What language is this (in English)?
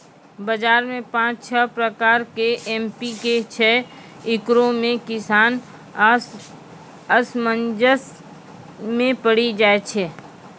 Maithili